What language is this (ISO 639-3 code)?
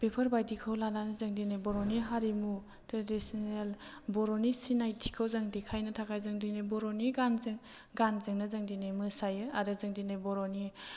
brx